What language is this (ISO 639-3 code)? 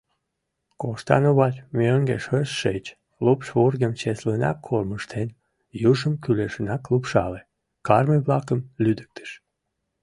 chm